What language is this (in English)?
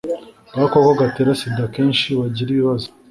Kinyarwanda